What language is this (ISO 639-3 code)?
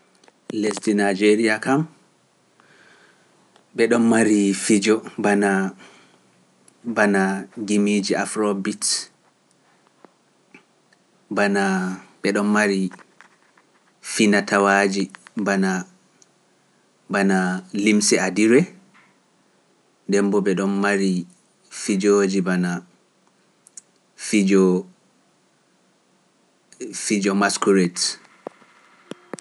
fuf